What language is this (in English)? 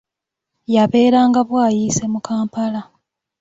Ganda